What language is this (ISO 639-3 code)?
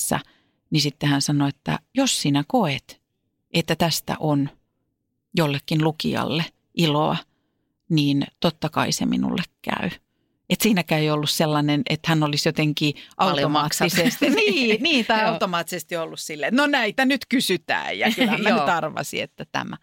fin